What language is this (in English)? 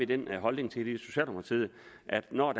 Danish